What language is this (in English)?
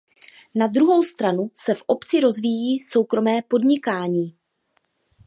Czech